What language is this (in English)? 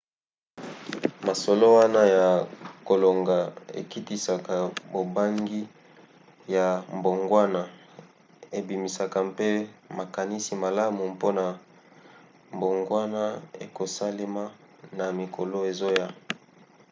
Lingala